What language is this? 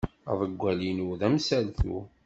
Kabyle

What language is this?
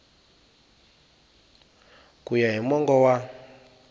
Tsonga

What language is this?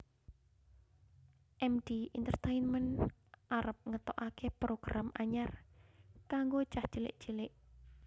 Javanese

